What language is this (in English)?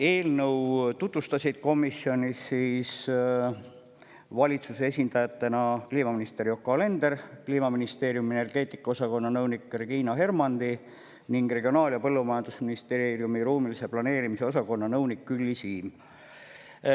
Estonian